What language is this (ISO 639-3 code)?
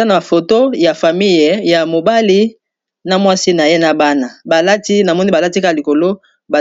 lin